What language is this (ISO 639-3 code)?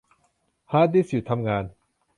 tha